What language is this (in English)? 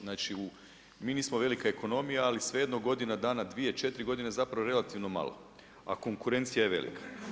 Croatian